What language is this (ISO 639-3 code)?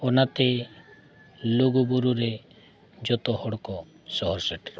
sat